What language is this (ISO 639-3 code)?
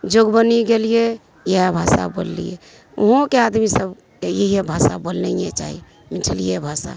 mai